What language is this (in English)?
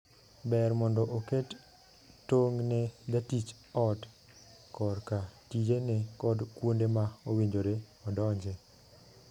Luo (Kenya and Tanzania)